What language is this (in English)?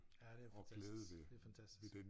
Danish